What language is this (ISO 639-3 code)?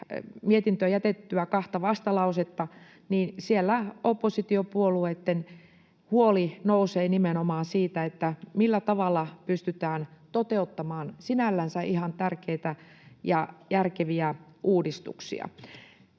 fin